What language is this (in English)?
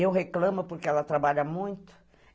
Portuguese